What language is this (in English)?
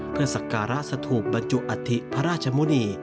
Thai